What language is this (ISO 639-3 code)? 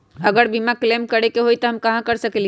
mag